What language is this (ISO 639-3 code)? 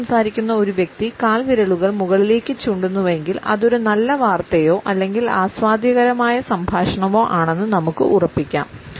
mal